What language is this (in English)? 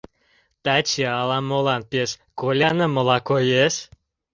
Mari